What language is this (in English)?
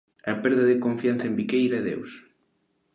Galician